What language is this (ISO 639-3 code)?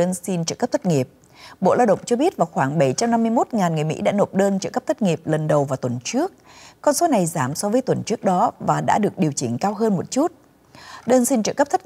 vie